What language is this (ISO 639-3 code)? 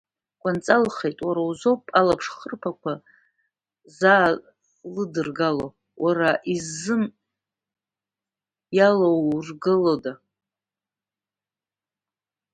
abk